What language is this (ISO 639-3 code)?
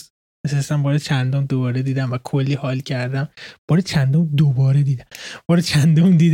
fas